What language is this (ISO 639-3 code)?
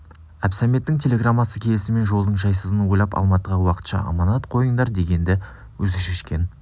kaz